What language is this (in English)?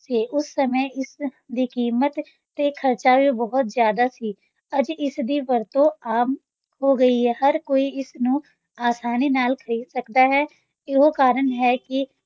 Punjabi